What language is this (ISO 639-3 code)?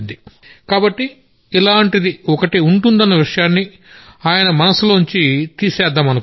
tel